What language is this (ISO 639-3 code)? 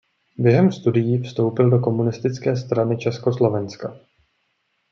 ces